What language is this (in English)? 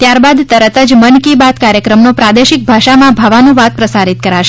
Gujarati